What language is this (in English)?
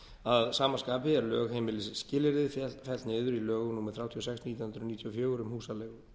Icelandic